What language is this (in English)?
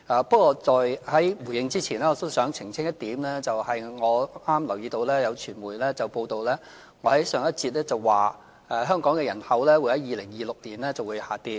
Cantonese